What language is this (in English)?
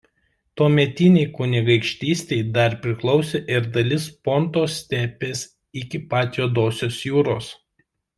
Lithuanian